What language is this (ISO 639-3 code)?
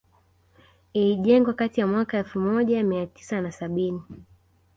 swa